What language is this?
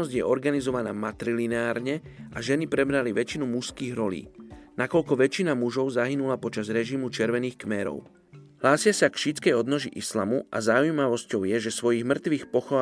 Slovak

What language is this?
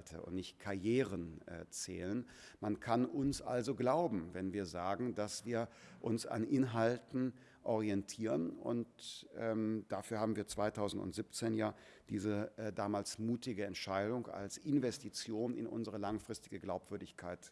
German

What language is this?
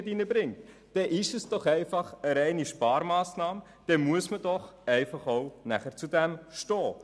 Swiss German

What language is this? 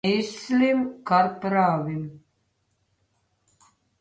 Slovenian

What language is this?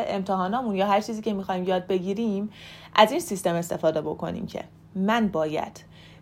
Persian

